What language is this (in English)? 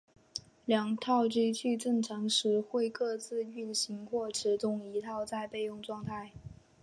Chinese